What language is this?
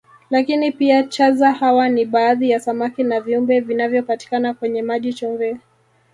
Swahili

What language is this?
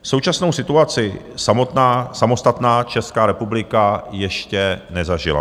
Czech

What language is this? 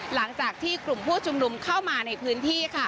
Thai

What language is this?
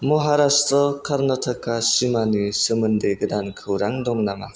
Bodo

